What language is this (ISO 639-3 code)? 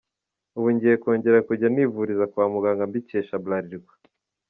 kin